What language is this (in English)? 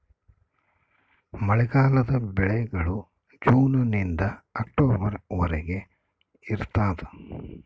Kannada